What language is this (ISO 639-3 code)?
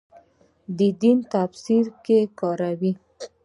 pus